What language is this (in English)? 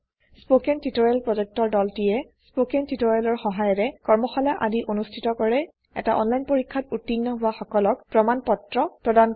Assamese